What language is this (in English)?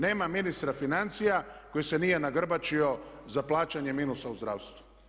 Croatian